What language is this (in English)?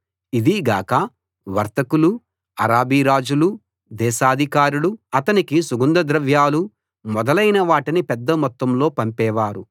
Telugu